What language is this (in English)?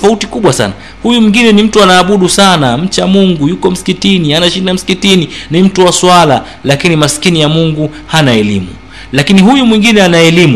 Swahili